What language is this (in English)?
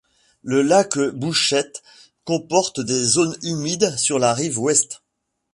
French